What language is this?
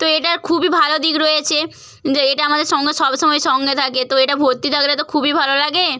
Bangla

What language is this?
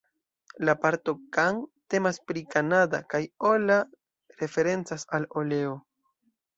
Esperanto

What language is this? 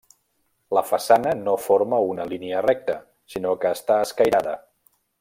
Catalan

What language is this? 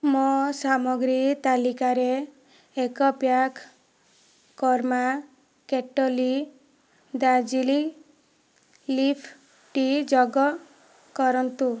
Odia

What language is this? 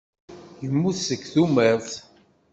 Kabyle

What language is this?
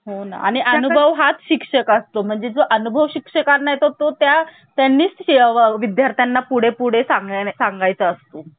Marathi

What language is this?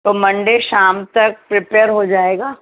Urdu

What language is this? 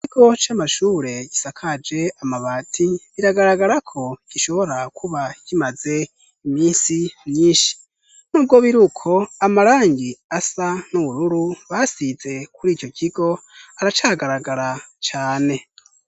Rundi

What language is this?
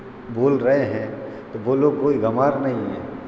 Hindi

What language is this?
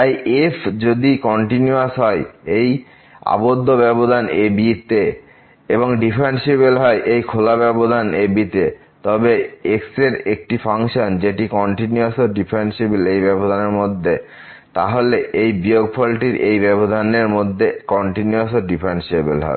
Bangla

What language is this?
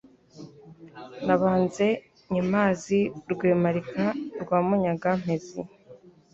Kinyarwanda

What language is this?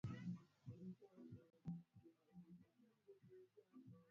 Swahili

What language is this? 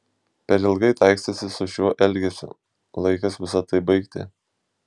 Lithuanian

